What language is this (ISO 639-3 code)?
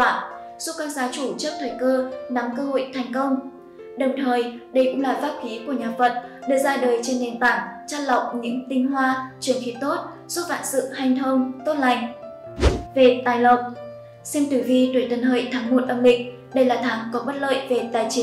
vie